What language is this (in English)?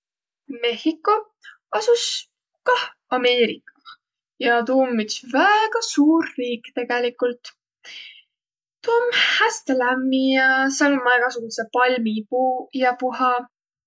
Võro